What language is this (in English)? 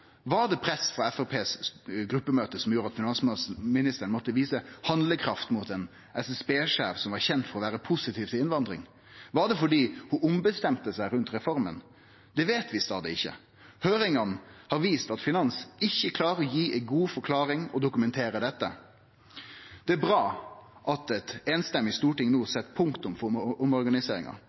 Norwegian Nynorsk